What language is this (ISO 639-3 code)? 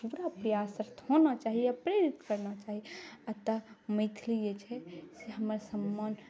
mai